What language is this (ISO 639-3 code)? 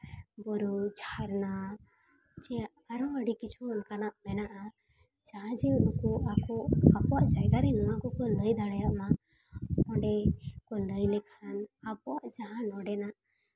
sat